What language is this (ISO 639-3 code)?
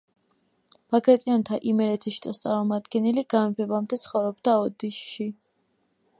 kat